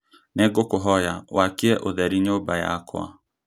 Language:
Kikuyu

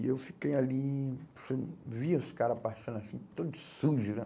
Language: Portuguese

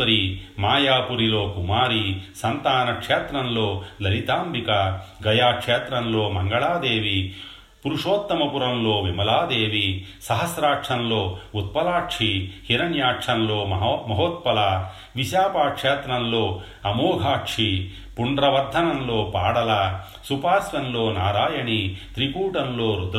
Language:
Telugu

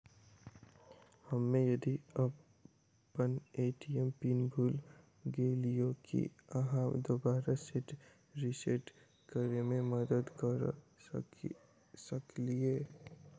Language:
Maithili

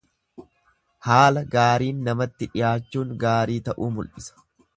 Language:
Oromo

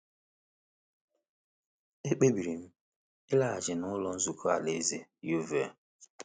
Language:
Igbo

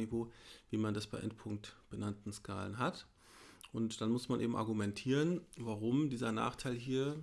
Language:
German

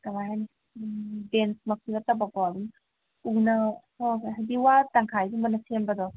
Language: Manipuri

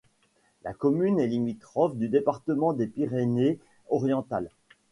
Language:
French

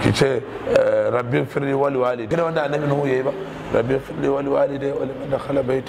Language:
Arabic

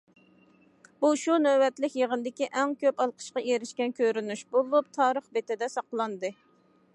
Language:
Uyghur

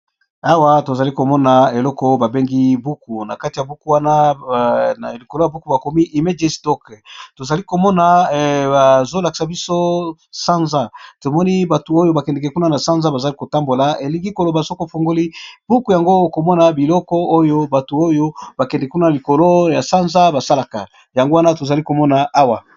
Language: Lingala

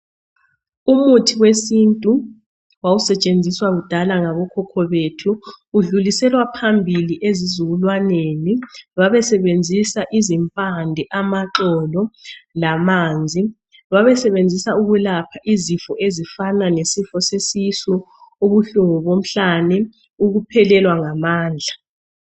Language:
North Ndebele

